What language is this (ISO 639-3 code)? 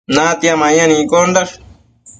mcf